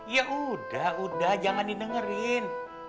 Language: Indonesian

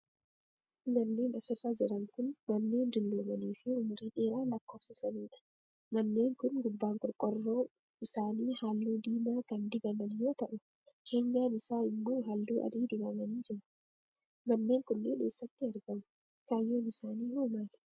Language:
Oromo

